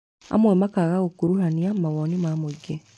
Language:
Kikuyu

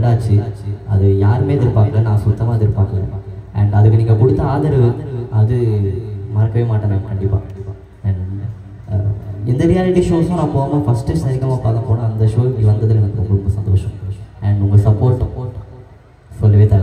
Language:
Tamil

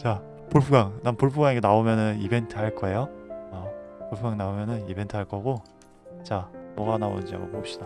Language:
Korean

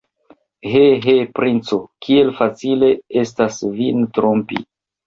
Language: Esperanto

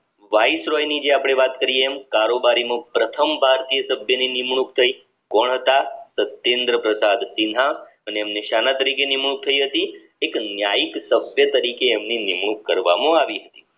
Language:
Gujarati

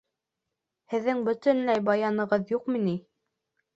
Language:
Bashkir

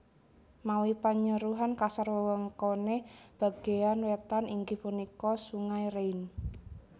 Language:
Javanese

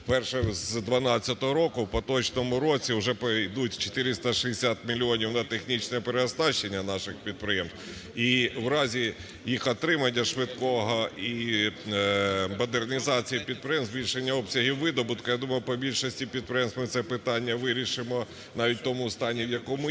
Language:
Ukrainian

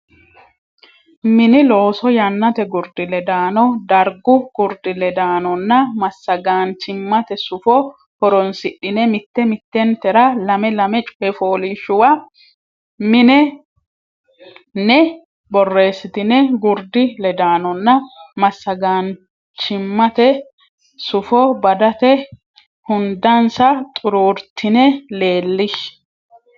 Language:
Sidamo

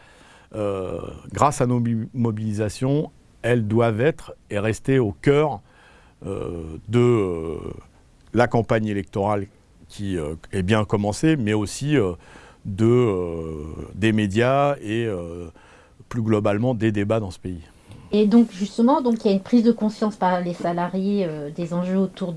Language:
French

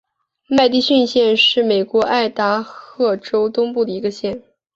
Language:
Chinese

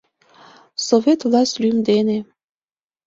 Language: Mari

